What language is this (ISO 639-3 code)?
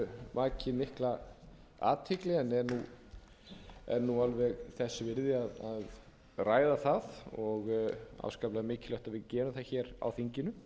isl